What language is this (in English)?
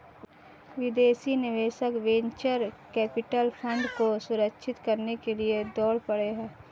Hindi